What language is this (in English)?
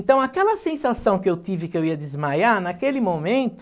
Portuguese